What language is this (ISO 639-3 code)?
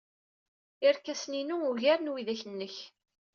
kab